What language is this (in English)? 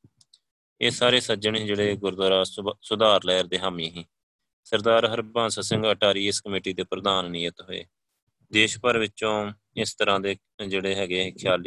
Punjabi